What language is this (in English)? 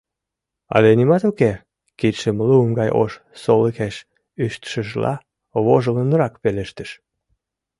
Mari